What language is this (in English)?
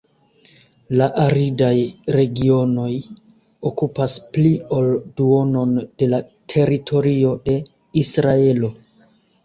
Esperanto